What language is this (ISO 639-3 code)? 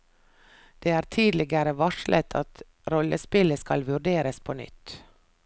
nor